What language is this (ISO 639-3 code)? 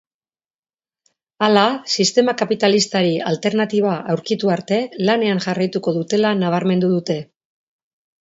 eus